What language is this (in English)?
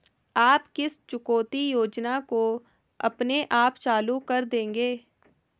Hindi